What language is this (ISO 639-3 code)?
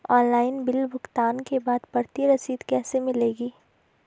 hin